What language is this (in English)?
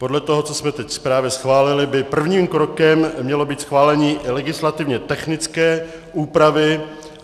Czech